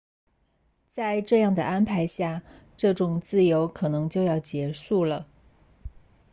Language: Chinese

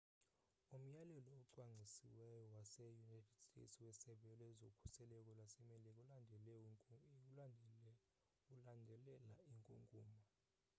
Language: Xhosa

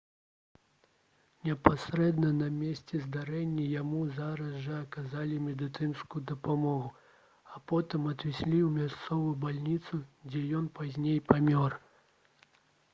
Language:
Belarusian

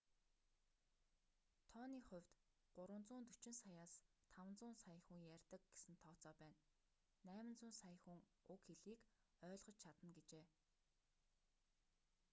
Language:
Mongolian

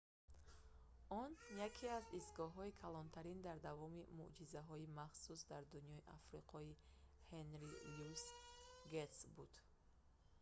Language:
Tajik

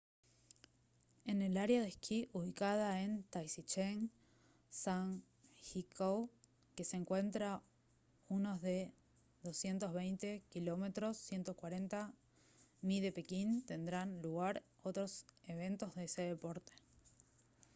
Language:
Spanish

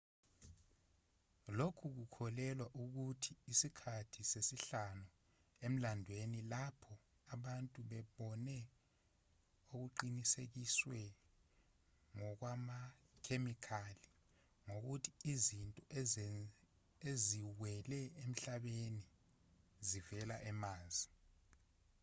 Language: Zulu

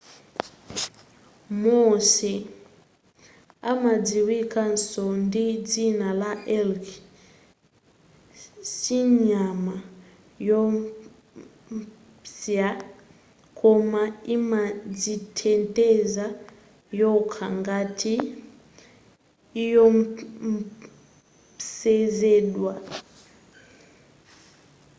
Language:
Nyanja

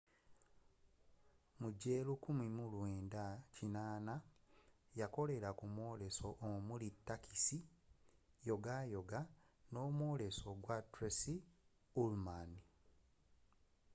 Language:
Ganda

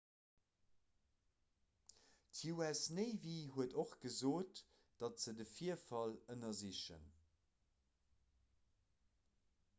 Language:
Luxembourgish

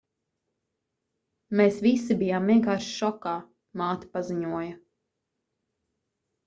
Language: Latvian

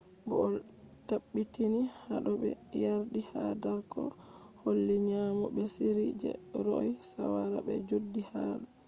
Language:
Fula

